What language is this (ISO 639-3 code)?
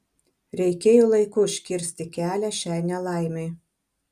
lit